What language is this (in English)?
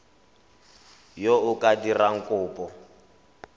Tswana